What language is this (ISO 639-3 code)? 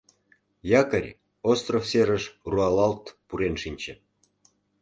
chm